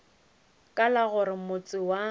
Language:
Northern Sotho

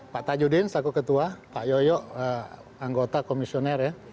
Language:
Indonesian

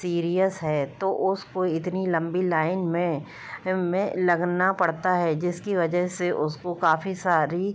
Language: Hindi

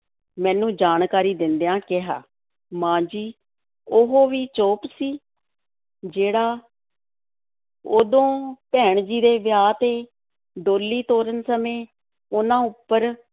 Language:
Punjabi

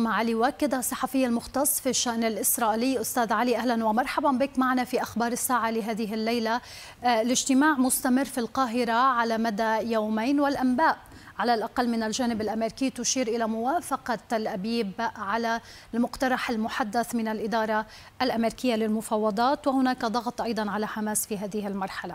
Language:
Arabic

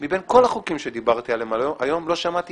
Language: Hebrew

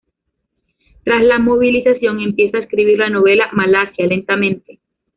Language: Spanish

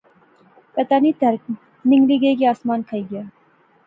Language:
Pahari-Potwari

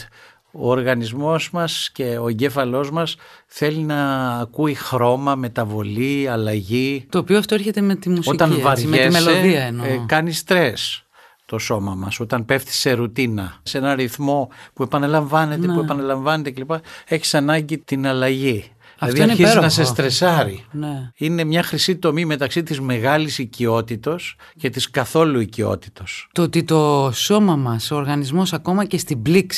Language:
Greek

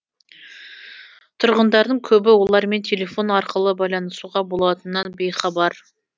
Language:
Kazakh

